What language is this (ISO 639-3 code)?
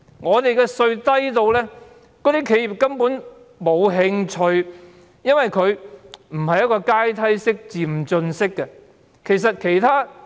yue